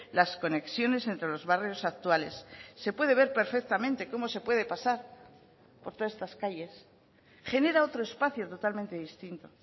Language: Spanish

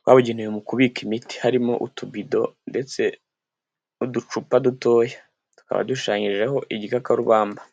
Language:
Kinyarwanda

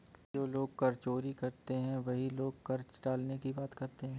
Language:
Hindi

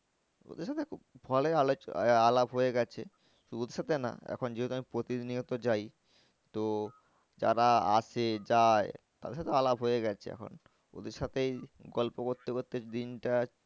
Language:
Bangla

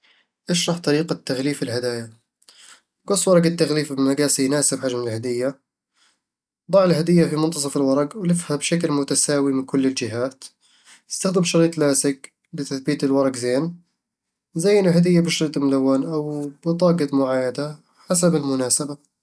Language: Eastern Egyptian Bedawi Arabic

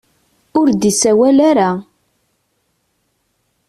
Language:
Kabyle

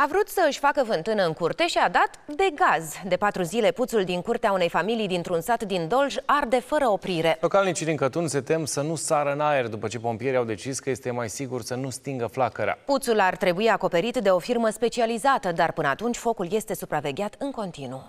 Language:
Romanian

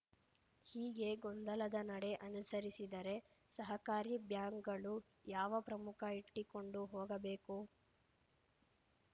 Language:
Kannada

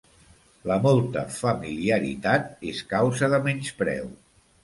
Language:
Catalan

